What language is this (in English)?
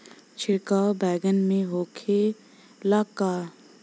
Bhojpuri